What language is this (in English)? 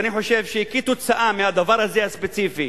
Hebrew